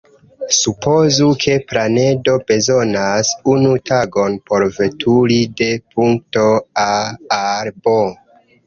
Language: Esperanto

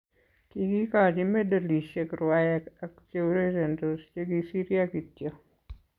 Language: Kalenjin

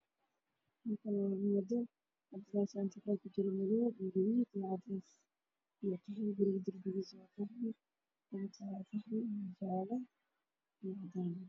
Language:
Somali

